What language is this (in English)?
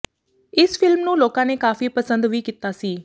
Punjabi